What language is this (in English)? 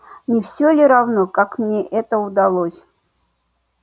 Russian